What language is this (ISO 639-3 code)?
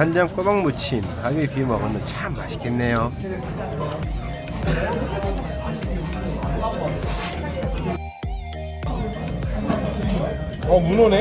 kor